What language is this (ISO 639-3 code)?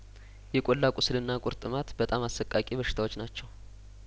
amh